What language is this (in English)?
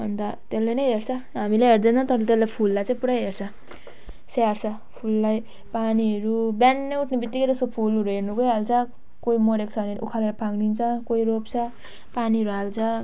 Nepali